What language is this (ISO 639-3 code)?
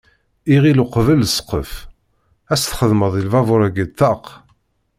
kab